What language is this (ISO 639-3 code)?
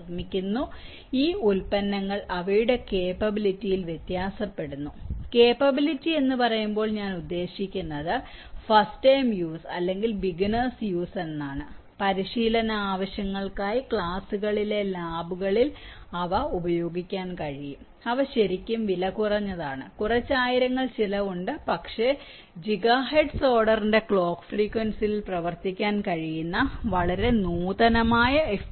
mal